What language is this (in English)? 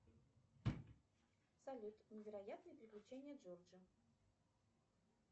Russian